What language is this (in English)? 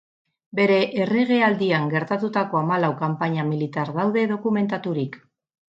Basque